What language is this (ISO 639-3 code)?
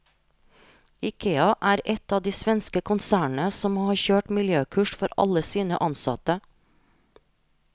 nor